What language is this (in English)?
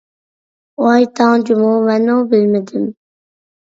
Uyghur